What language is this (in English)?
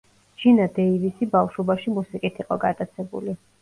Georgian